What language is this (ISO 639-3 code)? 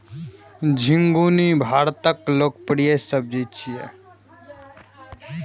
mai